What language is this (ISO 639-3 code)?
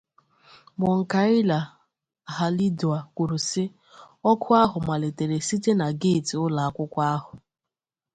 ibo